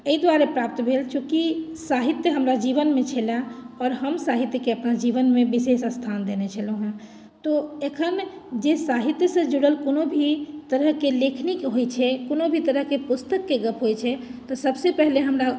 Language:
Maithili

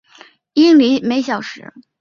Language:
Chinese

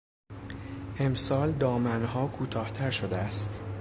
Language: Persian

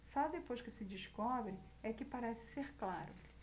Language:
Portuguese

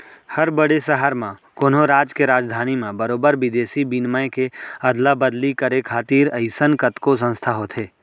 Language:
Chhattisgarhi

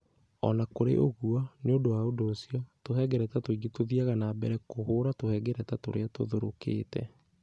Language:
Kikuyu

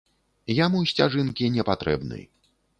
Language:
Belarusian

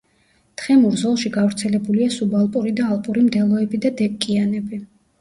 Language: Georgian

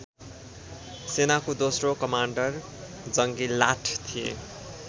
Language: Nepali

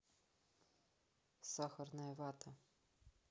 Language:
Russian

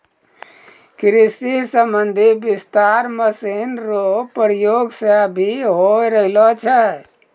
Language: Maithili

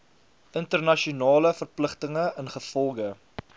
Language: Afrikaans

